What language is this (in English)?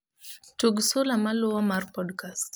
Luo (Kenya and Tanzania)